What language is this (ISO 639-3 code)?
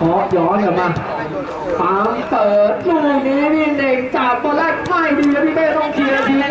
tha